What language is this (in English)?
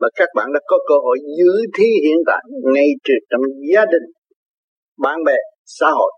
Vietnamese